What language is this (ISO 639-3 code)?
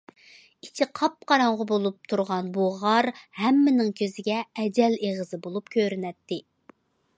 uig